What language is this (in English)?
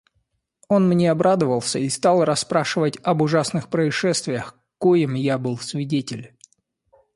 Russian